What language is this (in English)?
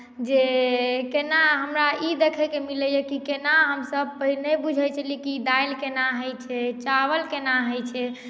Maithili